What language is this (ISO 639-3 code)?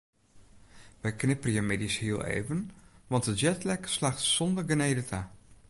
fry